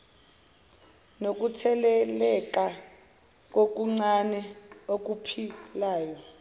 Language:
Zulu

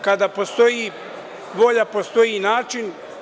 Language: Serbian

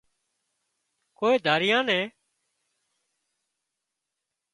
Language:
Wadiyara Koli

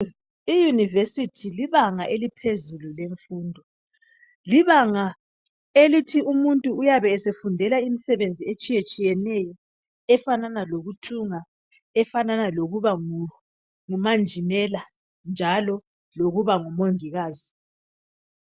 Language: North Ndebele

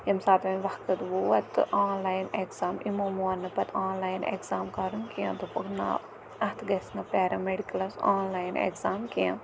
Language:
Kashmiri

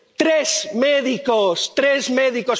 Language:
Spanish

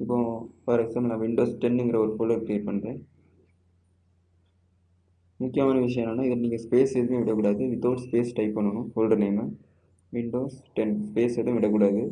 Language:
Tamil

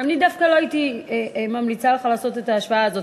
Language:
Hebrew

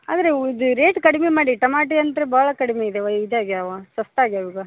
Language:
Kannada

